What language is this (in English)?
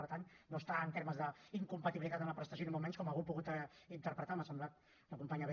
Catalan